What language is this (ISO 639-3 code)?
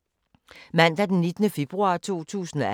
dan